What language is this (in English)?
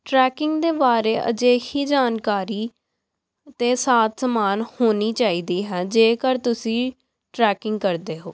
Punjabi